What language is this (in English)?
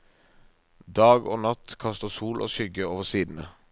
Norwegian